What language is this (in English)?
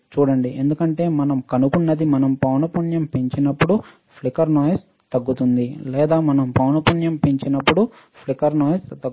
Telugu